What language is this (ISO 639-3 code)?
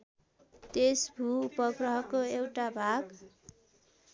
nep